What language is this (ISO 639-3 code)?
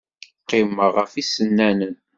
kab